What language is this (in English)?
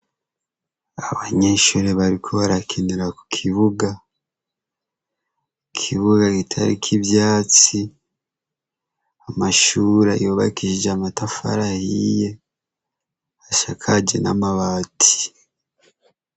Rundi